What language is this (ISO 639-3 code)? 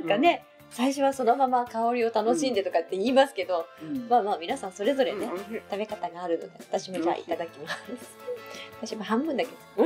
jpn